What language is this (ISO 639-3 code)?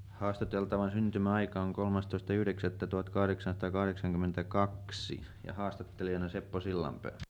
fin